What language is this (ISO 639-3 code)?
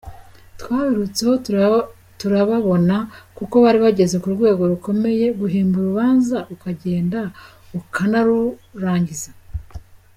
kin